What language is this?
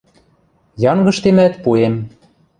Western Mari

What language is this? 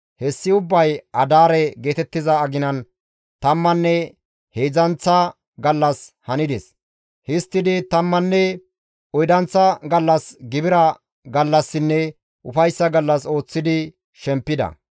Gamo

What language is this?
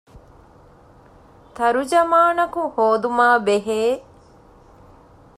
Divehi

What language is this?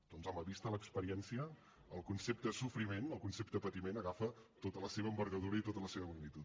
Catalan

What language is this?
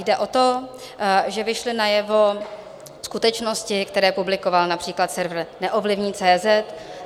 Czech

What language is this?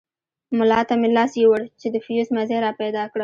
Pashto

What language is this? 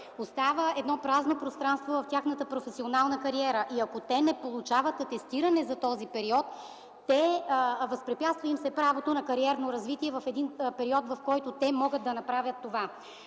Bulgarian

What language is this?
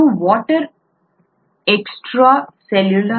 Kannada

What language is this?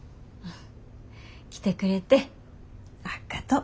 Japanese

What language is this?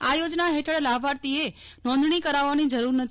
Gujarati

